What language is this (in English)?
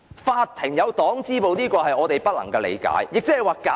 Cantonese